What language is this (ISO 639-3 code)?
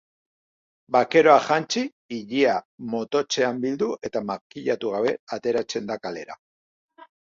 eus